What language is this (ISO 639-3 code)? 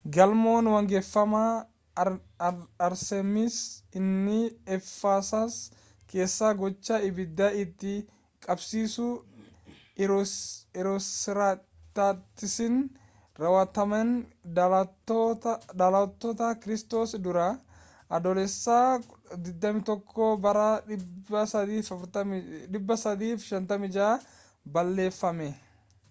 orm